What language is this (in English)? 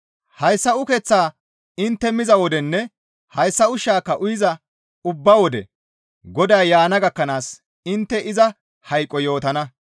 Gamo